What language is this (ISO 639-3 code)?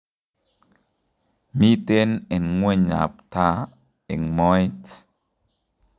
kln